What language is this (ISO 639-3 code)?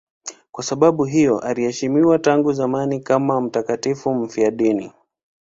swa